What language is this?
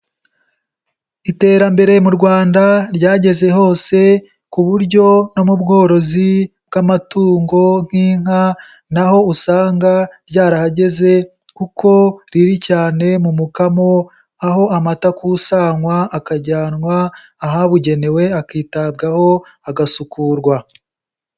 Kinyarwanda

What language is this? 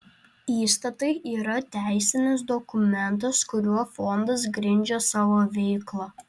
Lithuanian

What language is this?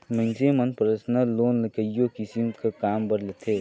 Chhattisgarhi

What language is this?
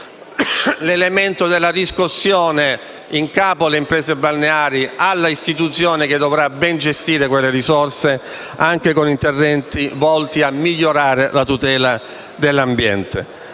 Italian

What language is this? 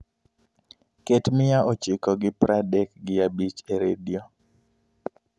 Luo (Kenya and Tanzania)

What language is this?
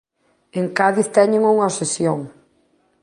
Galician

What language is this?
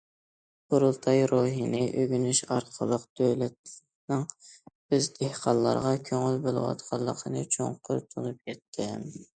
Uyghur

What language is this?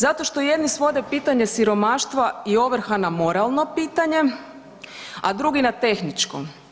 Croatian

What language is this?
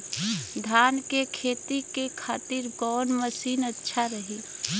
Bhojpuri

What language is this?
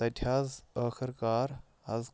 Kashmiri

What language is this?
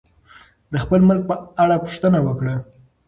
Pashto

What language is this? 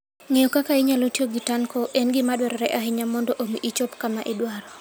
Luo (Kenya and Tanzania)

